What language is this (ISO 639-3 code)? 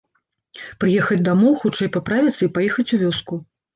bel